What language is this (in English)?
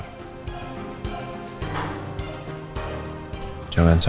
Indonesian